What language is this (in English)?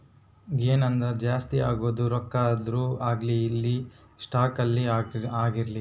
Kannada